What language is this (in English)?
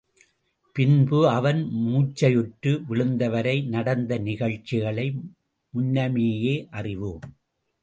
Tamil